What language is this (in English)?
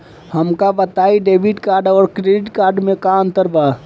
Bhojpuri